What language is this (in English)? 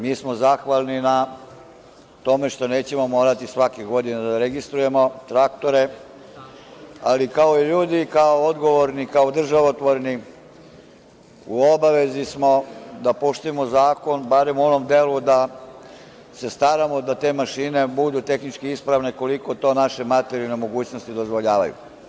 Serbian